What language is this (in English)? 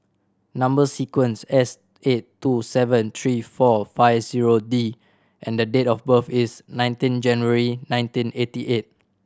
English